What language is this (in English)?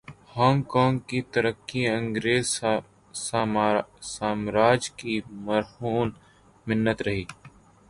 Urdu